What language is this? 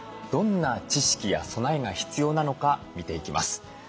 Japanese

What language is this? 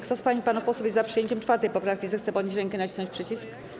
Polish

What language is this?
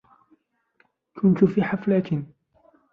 Arabic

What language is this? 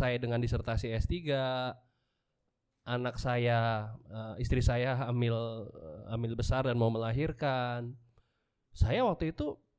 Indonesian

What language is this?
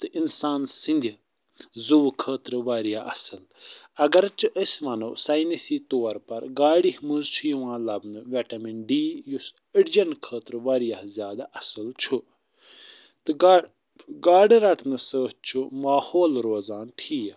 Kashmiri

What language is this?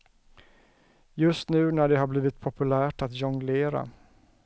Swedish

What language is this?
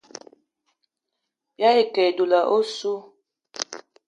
Eton (Cameroon)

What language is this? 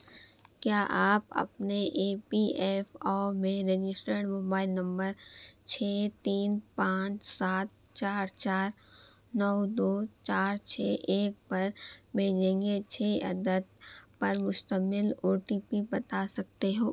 Urdu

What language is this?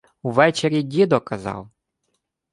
Ukrainian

